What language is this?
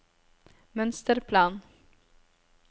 Norwegian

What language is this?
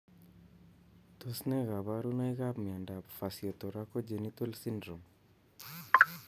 Kalenjin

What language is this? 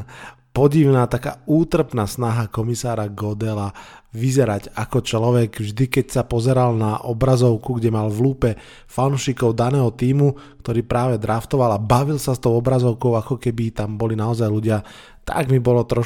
Slovak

